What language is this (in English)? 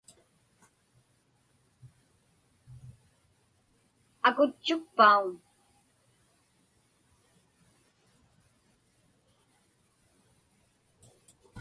Inupiaq